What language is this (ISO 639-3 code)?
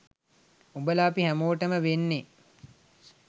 sin